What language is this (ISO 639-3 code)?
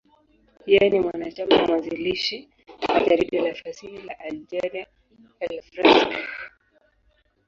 swa